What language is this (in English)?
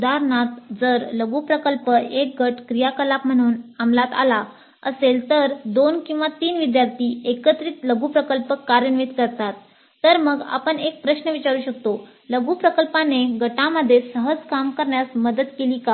Marathi